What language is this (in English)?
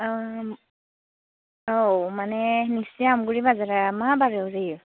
Bodo